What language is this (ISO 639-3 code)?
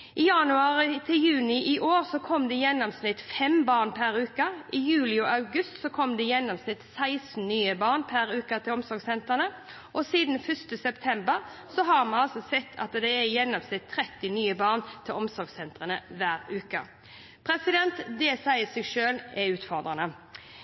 nob